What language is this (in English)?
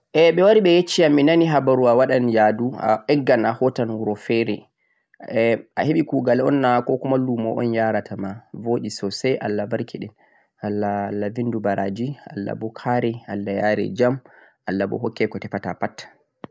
Central-Eastern Niger Fulfulde